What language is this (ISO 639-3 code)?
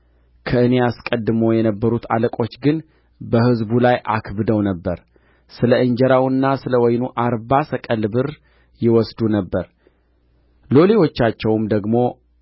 amh